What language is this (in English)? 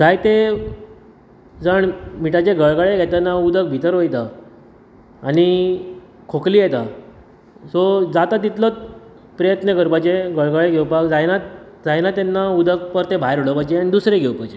Konkani